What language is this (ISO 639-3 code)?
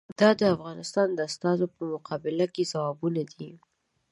pus